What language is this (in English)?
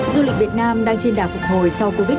Vietnamese